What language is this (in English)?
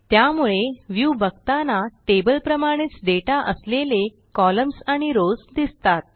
Marathi